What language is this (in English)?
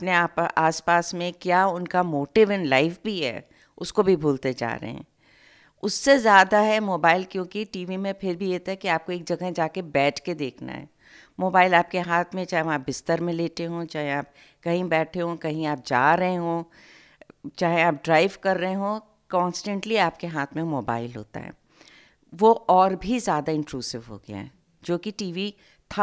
Hindi